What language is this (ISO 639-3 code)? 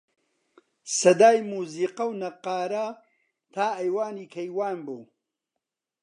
ckb